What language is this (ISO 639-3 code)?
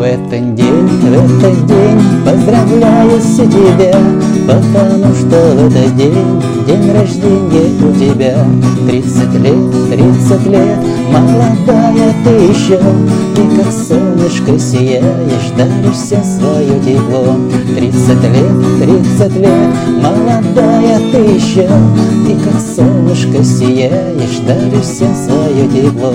rus